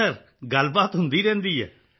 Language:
Punjabi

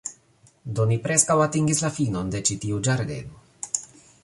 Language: Esperanto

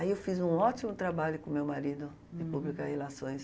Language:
Portuguese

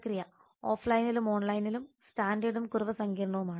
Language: Malayalam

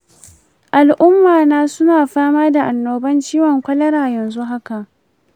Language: Hausa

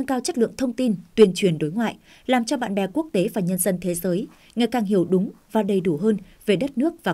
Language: Vietnamese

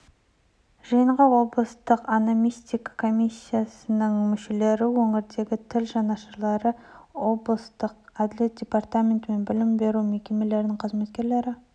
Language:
Kazakh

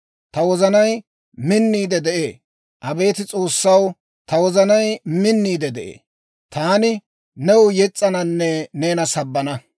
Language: Dawro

